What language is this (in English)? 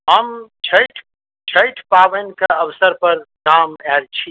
Maithili